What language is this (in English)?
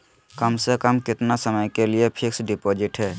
Magahi